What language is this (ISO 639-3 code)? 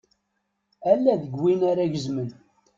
kab